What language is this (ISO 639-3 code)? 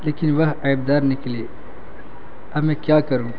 urd